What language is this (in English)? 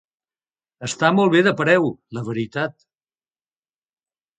Catalan